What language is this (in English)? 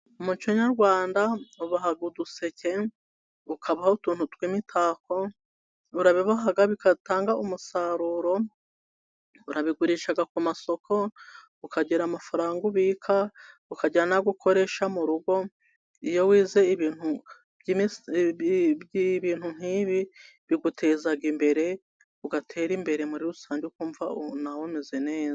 Kinyarwanda